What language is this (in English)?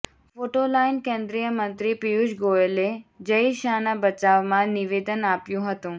Gujarati